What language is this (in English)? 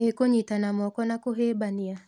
Kikuyu